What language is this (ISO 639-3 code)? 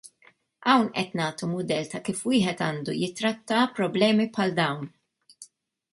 mlt